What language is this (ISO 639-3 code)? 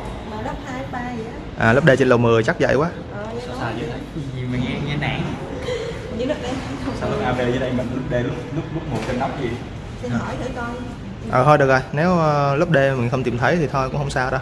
vie